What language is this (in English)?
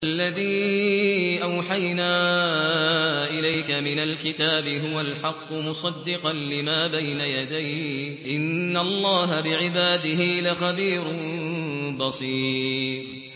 Arabic